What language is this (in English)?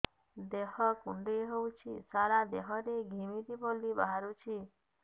Odia